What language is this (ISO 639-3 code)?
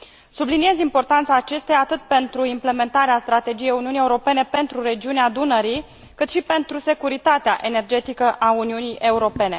ron